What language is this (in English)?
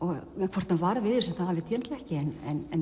Icelandic